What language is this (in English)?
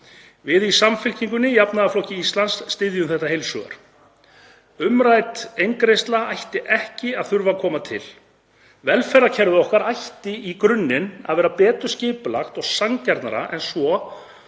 Icelandic